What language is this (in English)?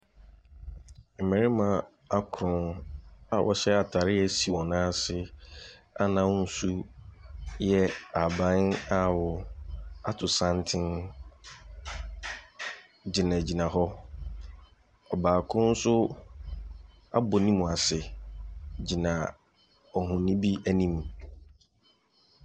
Akan